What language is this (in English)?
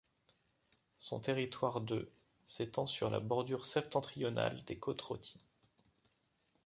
French